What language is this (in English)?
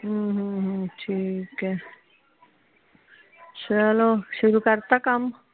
Punjabi